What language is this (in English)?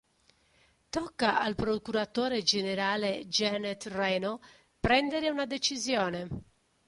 Italian